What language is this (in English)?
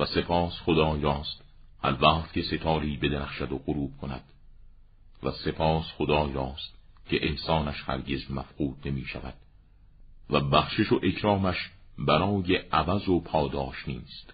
Persian